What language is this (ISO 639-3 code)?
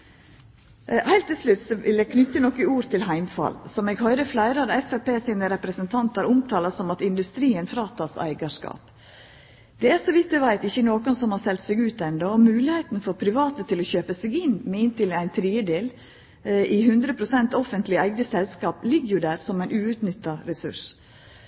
nno